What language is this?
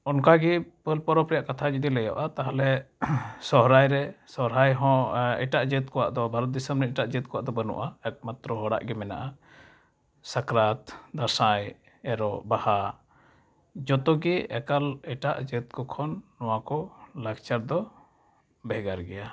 Santali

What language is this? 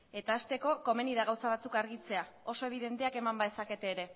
Basque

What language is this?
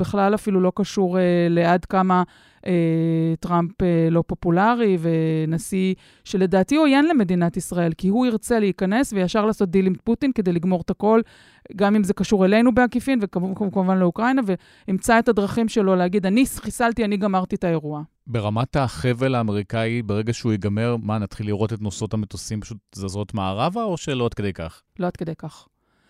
Hebrew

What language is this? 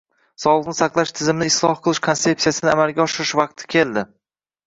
Uzbek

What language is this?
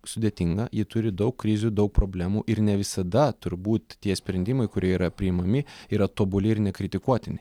Lithuanian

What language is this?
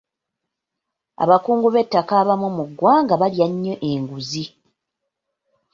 Ganda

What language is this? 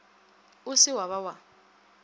Northern Sotho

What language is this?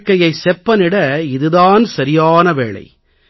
Tamil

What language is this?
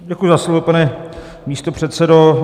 Czech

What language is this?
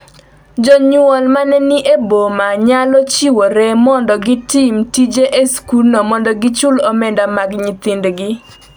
Luo (Kenya and Tanzania)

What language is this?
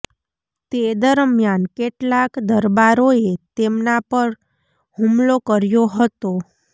Gujarati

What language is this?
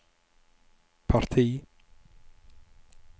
Norwegian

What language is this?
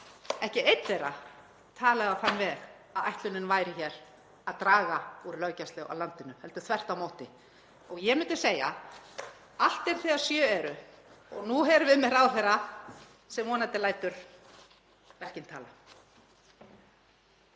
Icelandic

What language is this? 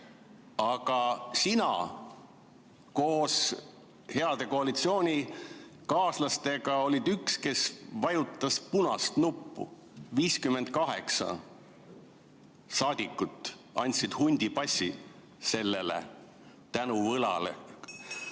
Estonian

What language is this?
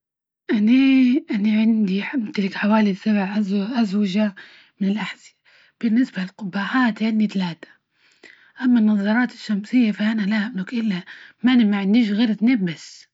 Libyan Arabic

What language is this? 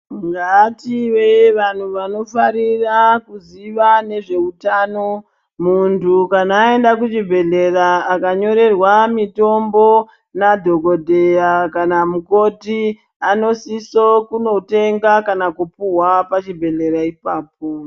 Ndau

